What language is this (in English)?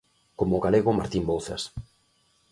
Galician